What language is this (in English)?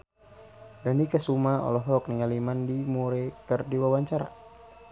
Sundanese